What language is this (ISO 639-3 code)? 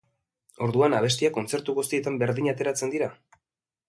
eus